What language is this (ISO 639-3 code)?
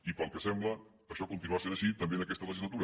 cat